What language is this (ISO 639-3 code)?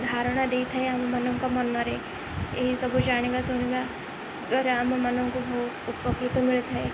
ori